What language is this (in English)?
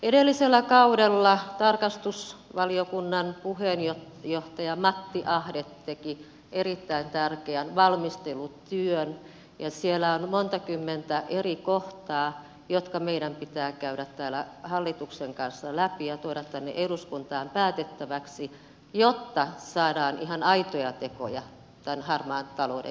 Finnish